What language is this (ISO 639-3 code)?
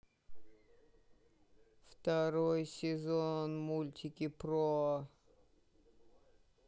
rus